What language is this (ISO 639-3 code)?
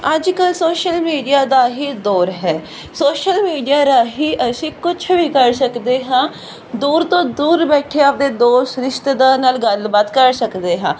pan